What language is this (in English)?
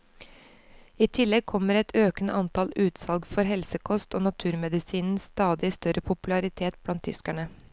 Norwegian